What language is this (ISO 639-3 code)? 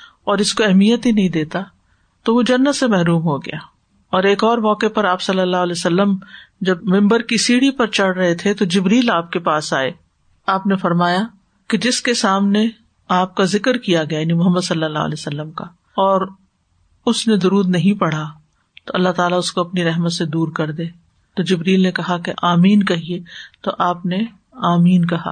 urd